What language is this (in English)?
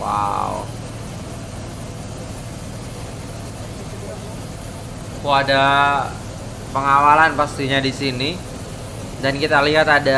Indonesian